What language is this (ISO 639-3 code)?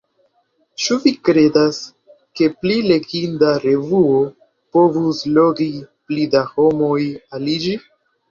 epo